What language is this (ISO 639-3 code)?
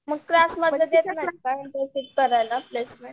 mar